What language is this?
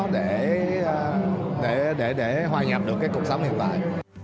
Vietnamese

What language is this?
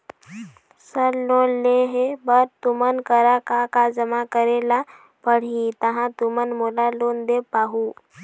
Chhattisgarhi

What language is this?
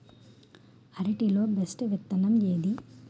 Telugu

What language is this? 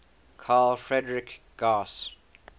English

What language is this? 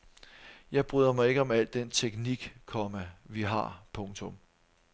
Danish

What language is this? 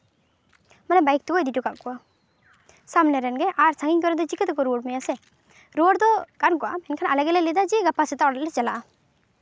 Santali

